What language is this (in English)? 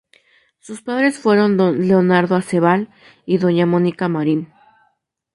Spanish